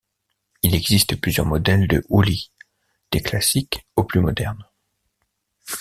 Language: French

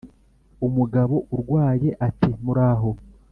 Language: Kinyarwanda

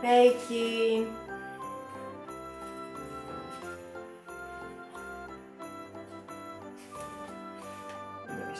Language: Greek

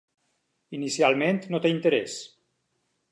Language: Catalan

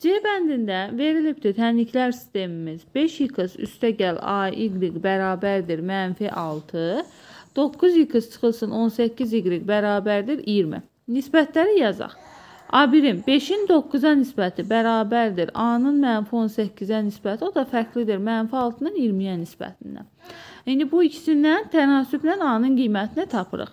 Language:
Turkish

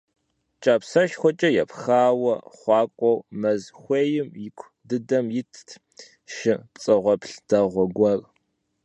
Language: Kabardian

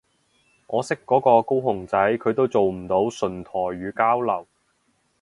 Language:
Cantonese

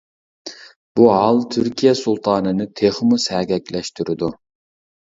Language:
Uyghur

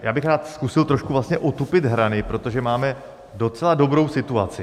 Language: Czech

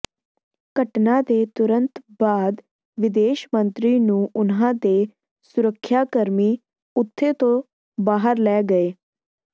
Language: Punjabi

